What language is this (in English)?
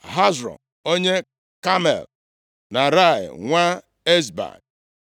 Igbo